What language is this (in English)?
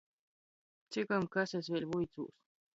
Latgalian